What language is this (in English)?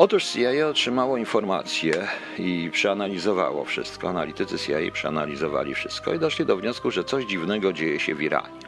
Polish